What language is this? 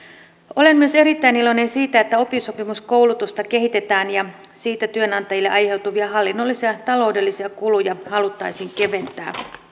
Finnish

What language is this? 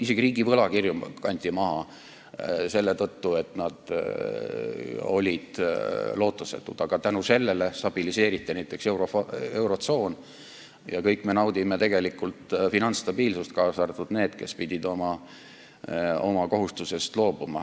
Estonian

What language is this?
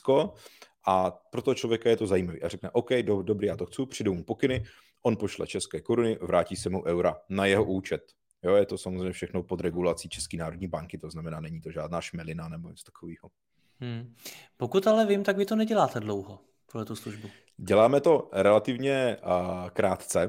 Czech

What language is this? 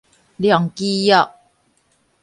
Min Nan Chinese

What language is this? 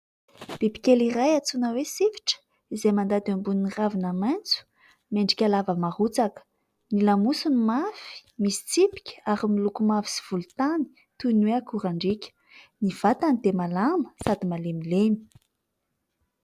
Malagasy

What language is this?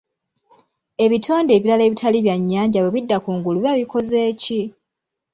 Ganda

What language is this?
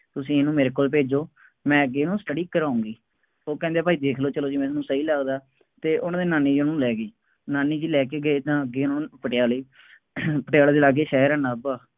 Punjabi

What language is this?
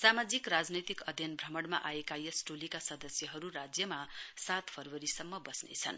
Nepali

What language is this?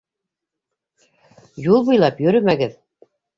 Bashkir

